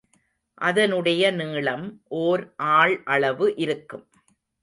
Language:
Tamil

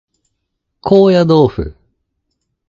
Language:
Japanese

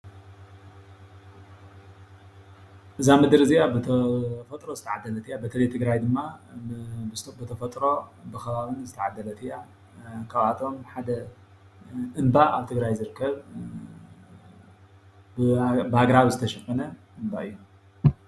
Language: Tigrinya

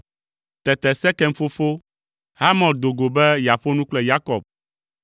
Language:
Ewe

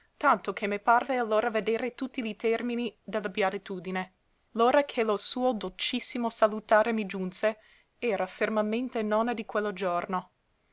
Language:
Italian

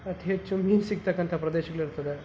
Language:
Kannada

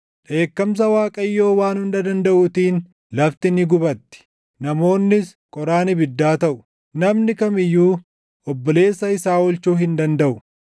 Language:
Oromo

